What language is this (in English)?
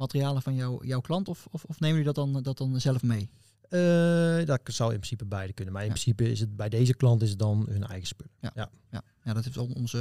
Dutch